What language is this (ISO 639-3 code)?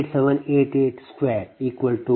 kan